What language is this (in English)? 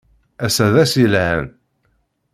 Kabyle